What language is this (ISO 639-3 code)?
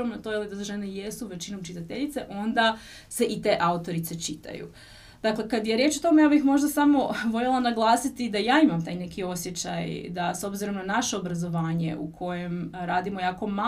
hrv